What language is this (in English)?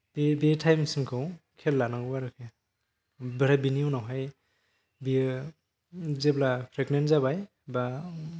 Bodo